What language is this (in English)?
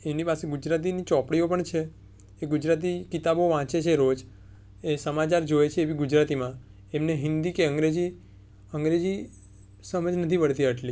Gujarati